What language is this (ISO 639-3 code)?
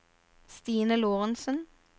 nor